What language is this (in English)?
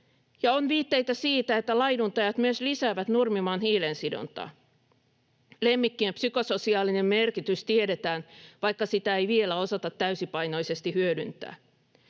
Finnish